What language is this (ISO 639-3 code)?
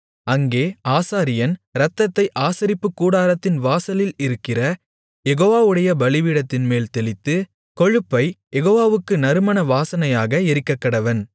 tam